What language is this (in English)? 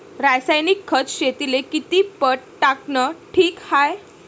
Marathi